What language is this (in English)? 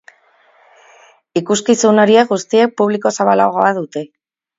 Basque